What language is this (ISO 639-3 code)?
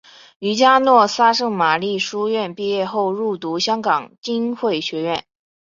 zho